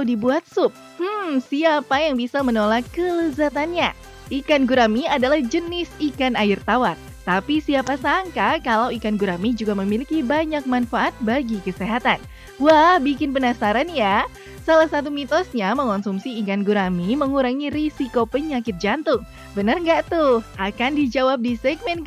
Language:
Indonesian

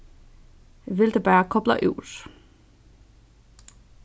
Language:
Faroese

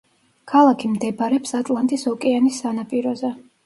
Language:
Georgian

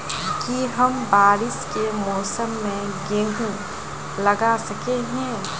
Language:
Magahi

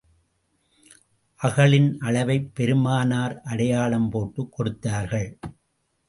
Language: Tamil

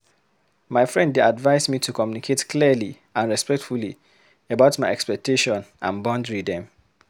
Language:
Nigerian Pidgin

